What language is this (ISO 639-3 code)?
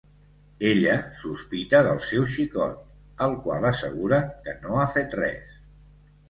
cat